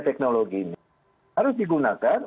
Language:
Indonesian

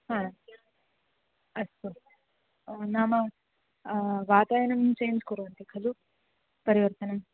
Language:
Sanskrit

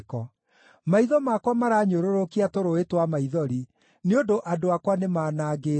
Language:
Kikuyu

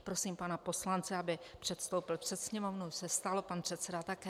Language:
Czech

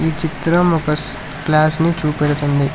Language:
Telugu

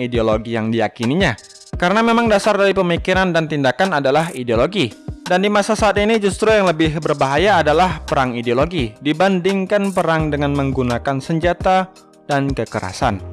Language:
Indonesian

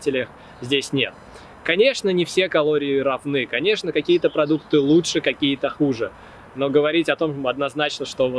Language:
Russian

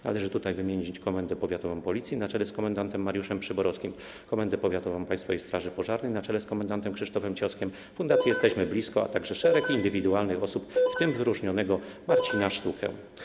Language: Polish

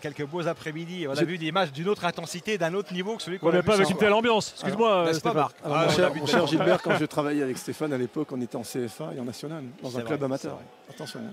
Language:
French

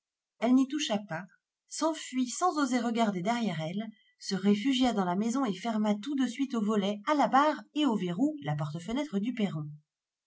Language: French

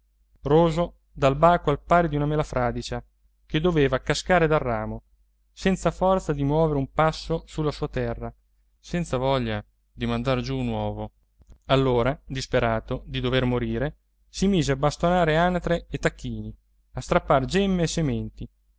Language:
Italian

